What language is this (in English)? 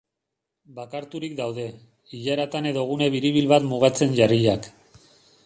Basque